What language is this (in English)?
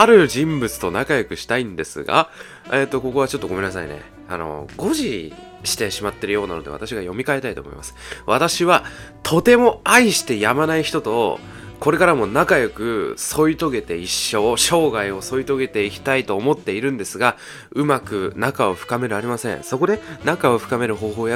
Japanese